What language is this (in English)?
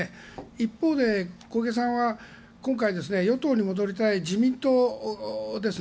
Japanese